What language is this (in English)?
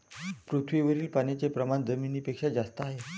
Marathi